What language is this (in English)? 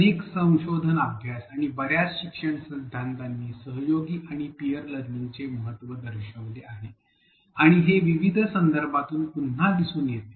Marathi